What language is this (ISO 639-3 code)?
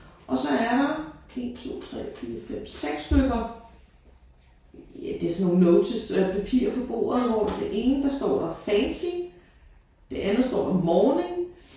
dan